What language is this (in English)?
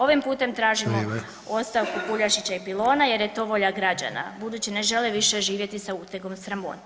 Croatian